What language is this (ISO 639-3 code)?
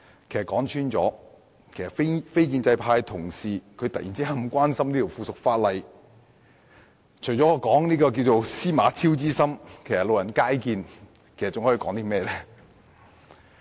yue